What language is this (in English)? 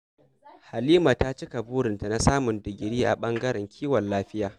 Hausa